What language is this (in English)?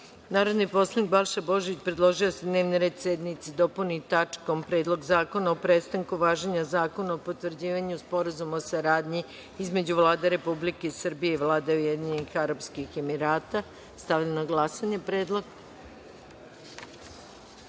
Serbian